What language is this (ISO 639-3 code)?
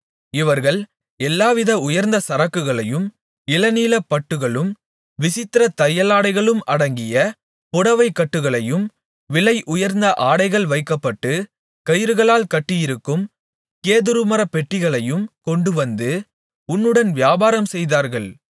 tam